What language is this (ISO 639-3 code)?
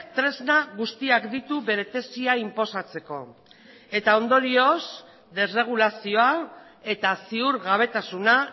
eus